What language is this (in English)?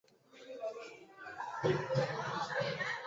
Chinese